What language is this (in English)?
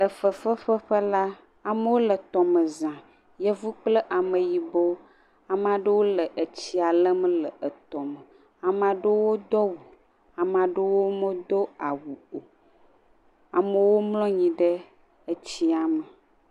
Ewe